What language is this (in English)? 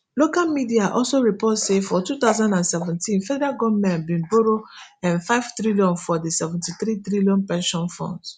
Nigerian Pidgin